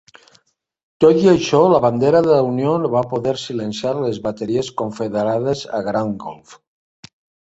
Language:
Catalan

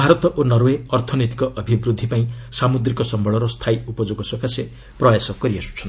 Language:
Odia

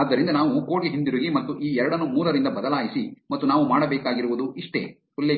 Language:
Kannada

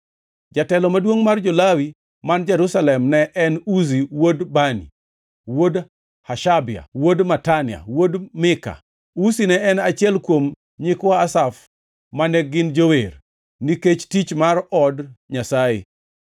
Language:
Luo (Kenya and Tanzania)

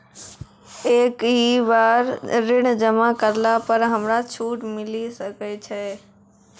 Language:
Maithili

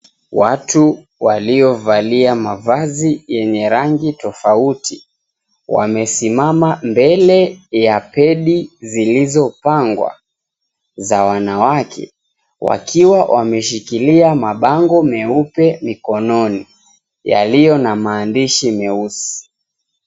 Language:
Swahili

